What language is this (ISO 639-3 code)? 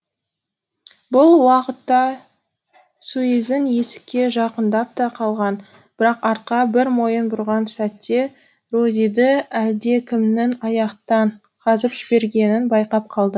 kaz